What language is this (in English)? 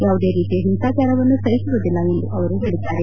Kannada